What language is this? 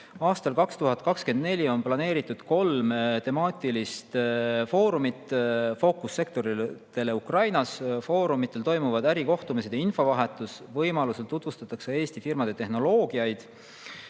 Estonian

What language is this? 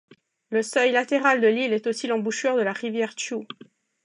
French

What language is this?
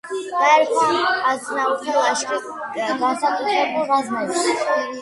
Georgian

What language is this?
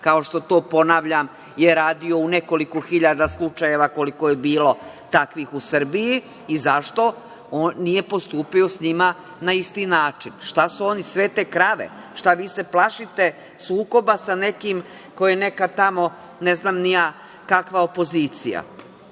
Serbian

